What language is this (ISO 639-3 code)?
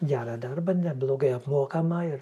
lit